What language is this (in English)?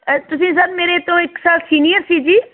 Punjabi